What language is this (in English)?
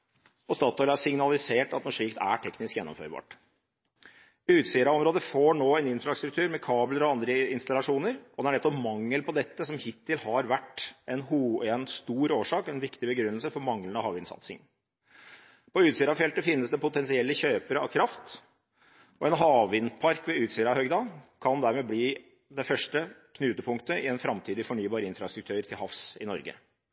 Norwegian Bokmål